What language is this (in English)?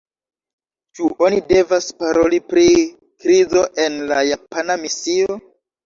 Esperanto